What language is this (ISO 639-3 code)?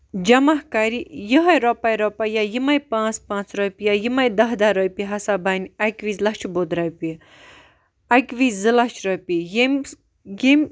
kas